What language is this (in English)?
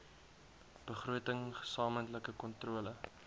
Afrikaans